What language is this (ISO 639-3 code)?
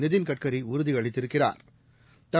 tam